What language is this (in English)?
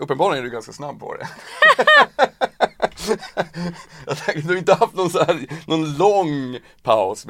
Swedish